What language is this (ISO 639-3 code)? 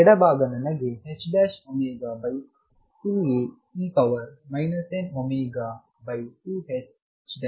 kan